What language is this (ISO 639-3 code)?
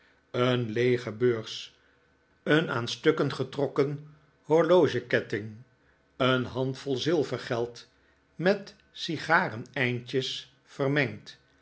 nld